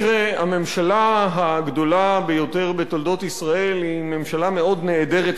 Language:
Hebrew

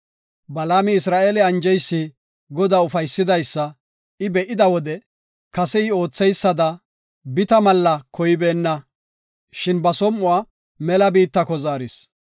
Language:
Gofa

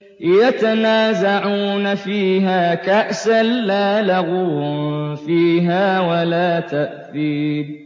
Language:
Arabic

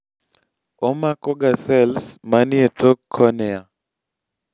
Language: Luo (Kenya and Tanzania)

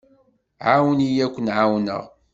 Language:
Kabyle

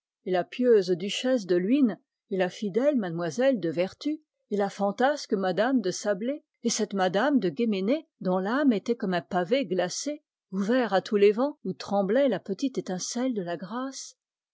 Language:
French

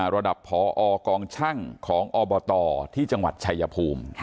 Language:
Thai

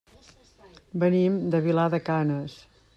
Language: Catalan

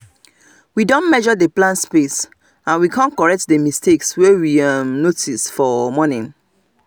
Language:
Nigerian Pidgin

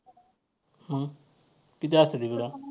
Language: Marathi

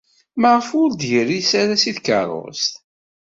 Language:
Kabyle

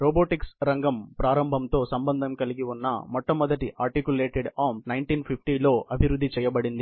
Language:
Telugu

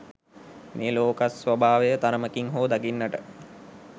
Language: Sinhala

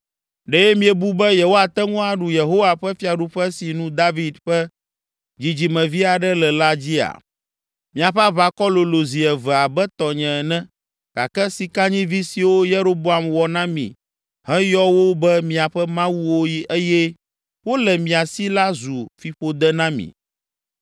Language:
Ewe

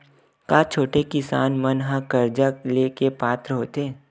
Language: Chhattisgarhi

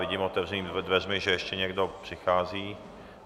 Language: Czech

